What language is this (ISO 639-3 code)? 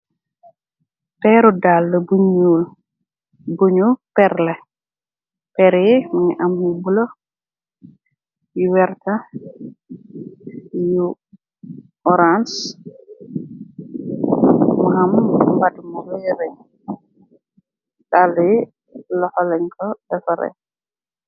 wol